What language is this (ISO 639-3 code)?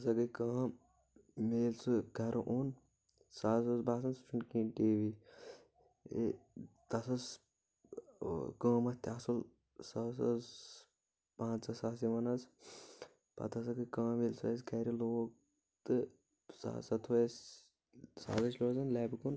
kas